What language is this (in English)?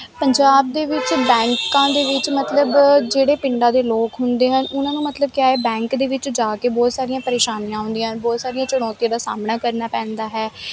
Punjabi